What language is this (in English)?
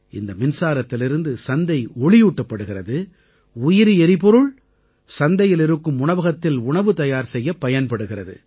Tamil